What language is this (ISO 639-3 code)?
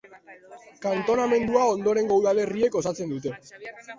eus